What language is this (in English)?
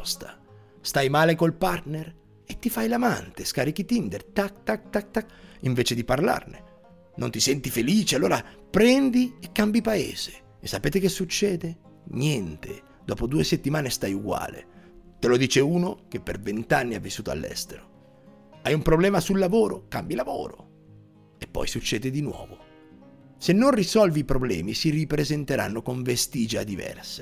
Italian